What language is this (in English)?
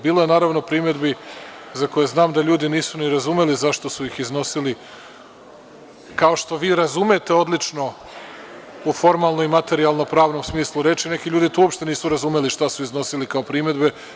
Serbian